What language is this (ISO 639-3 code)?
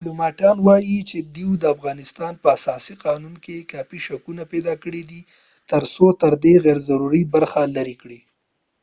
pus